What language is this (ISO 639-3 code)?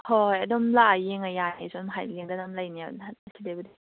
mni